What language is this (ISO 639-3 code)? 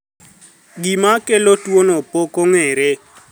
luo